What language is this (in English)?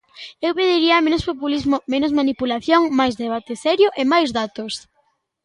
Galician